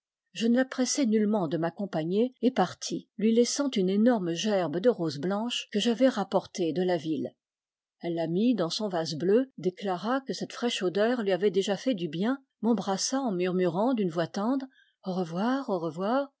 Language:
French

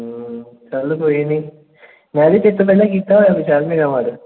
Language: Punjabi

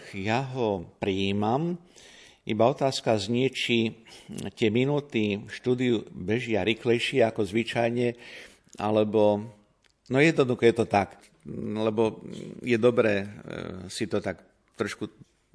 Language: Slovak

